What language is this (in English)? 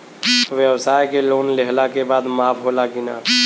Bhojpuri